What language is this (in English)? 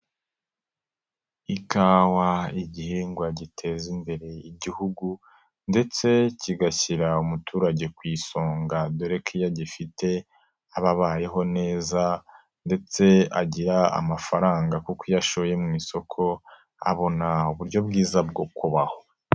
Kinyarwanda